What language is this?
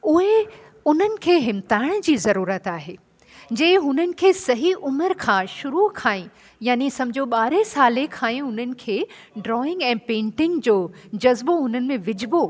Sindhi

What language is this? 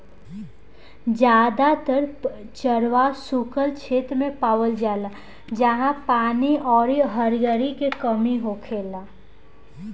Bhojpuri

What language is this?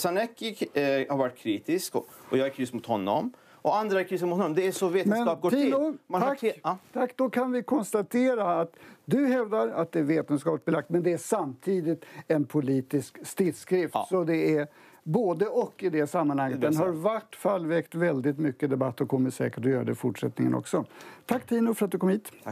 Swedish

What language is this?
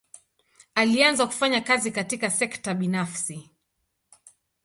Swahili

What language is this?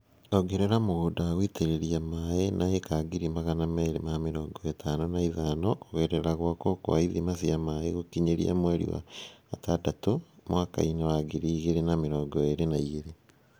Kikuyu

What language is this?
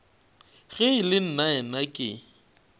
Northern Sotho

